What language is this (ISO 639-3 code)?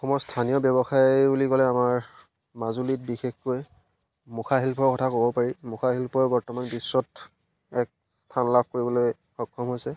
asm